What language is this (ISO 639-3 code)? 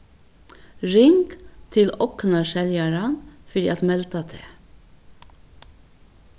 fao